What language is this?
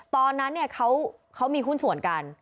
Thai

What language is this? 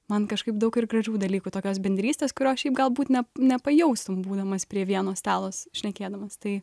Lithuanian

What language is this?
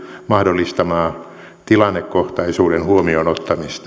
Finnish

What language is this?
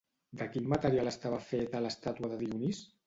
Catalan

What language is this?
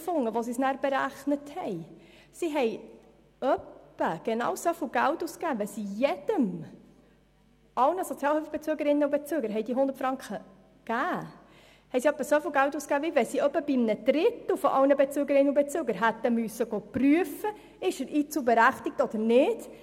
Swiss German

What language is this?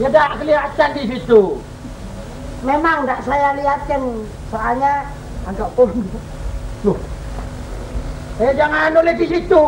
Indonesian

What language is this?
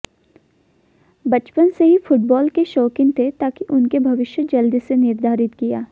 Hindi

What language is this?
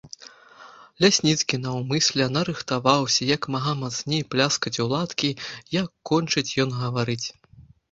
Belarusian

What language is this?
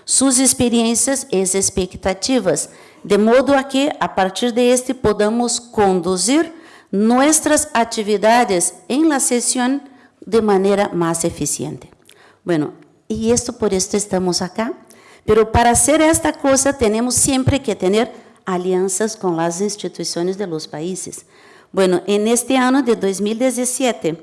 Portuguese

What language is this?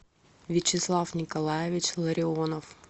Russian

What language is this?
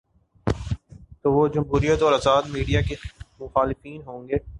Urdu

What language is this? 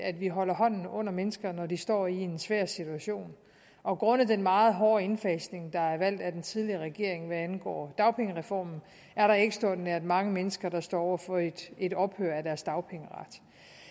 Danish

